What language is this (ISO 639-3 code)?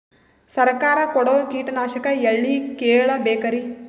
kan